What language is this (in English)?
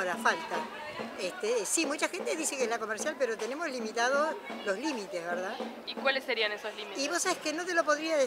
Spanish